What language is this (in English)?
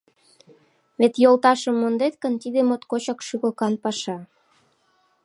Mari